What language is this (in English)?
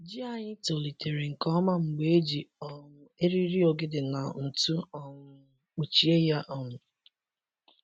Igbo